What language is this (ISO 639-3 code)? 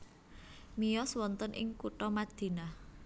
jav